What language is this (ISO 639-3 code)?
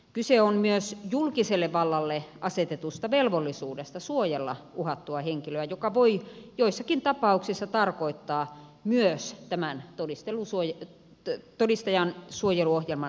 fin